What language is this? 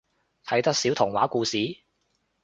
Cantonese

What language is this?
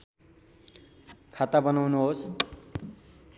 Nepali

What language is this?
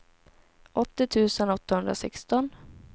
Swedish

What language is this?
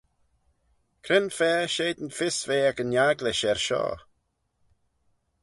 Manx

